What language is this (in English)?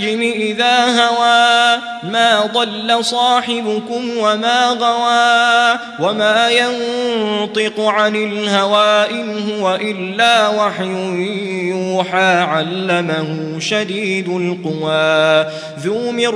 Arabic